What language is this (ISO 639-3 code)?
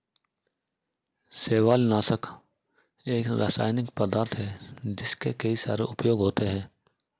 hin